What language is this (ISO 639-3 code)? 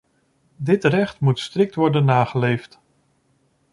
nld